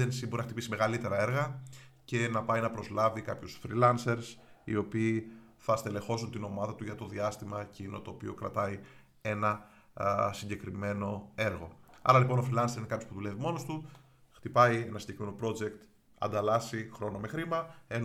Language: Greek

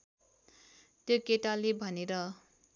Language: Nepali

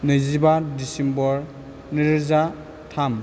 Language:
Bodo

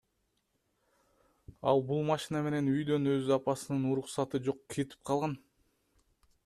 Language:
Kyrgyz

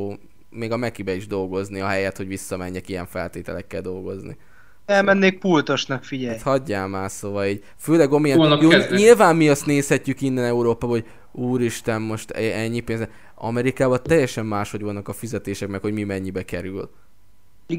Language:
Hungarian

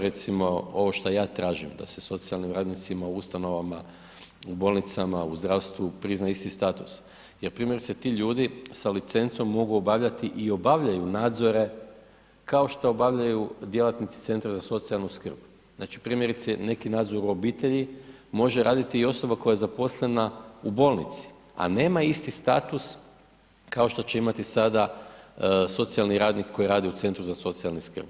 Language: Croatian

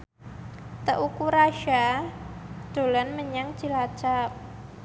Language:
Javanese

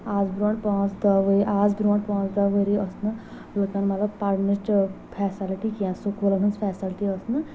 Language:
Kashmiri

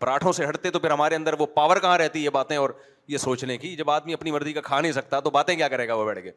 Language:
Urdu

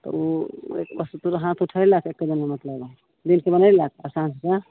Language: Maithili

